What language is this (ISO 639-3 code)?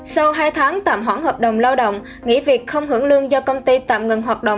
vie